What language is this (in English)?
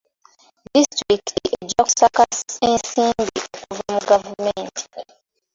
Ganda